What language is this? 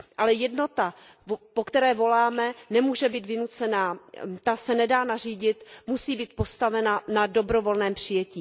Czech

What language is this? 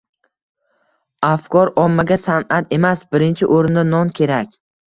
Uzbek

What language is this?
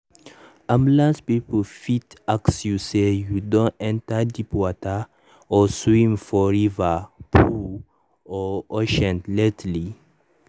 Nigerian Pidgin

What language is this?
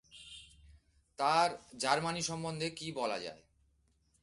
Bangla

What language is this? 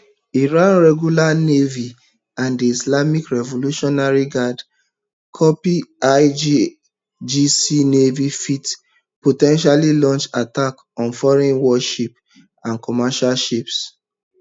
Nigerian Pidgin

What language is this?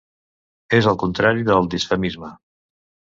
Catalan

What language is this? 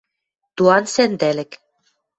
Western Mari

